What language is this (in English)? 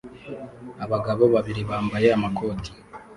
Kinyarwanda